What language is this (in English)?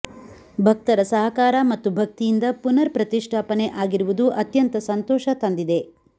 Kannada